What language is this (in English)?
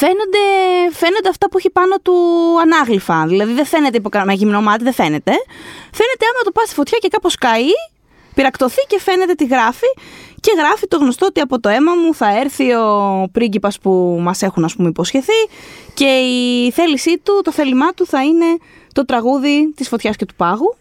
Greek